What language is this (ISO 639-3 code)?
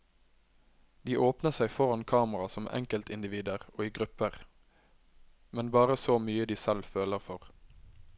nor